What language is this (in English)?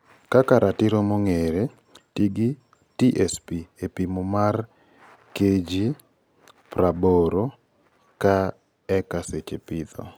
Luo (Kenya and Tanzania)